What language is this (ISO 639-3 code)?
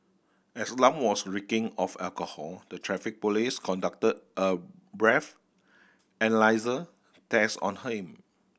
eng